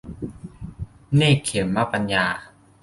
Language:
Thai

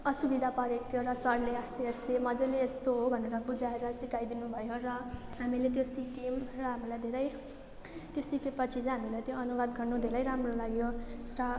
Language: Nepali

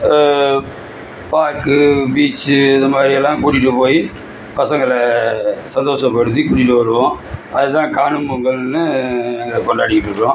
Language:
Tamil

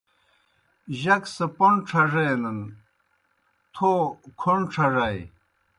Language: Kohistani Shina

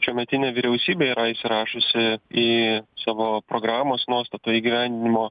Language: Lithuanian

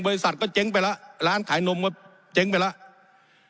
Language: Thai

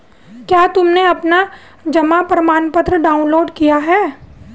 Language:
Hindi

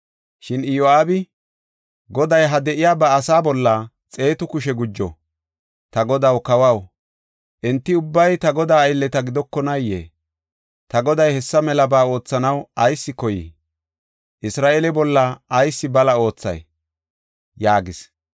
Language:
Gofa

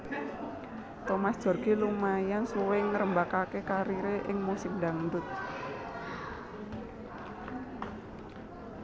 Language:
Javanese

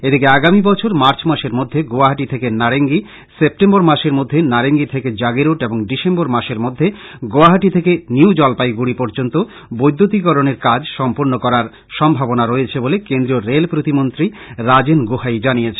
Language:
Bangla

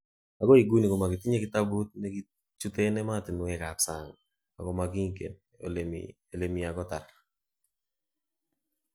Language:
Kalenjin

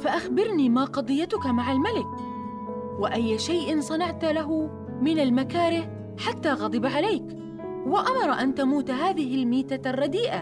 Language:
Arabic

